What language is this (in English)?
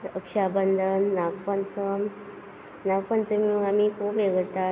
Konkani